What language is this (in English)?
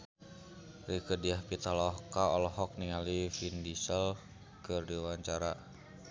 Sundanese